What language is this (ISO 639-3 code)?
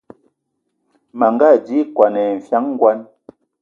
ewo